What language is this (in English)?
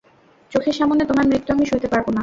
Bangla